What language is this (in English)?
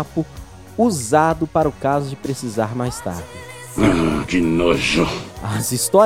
Portuguese